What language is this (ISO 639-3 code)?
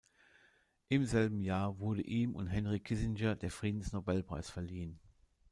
deu